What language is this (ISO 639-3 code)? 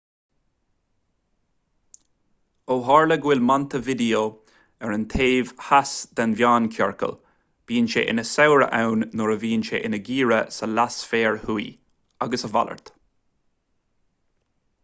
gle